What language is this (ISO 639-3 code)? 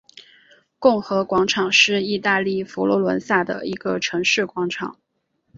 zho